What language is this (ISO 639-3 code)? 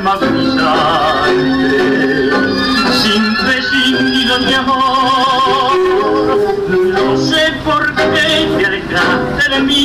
spa